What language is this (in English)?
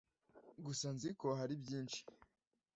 Kinyarwanda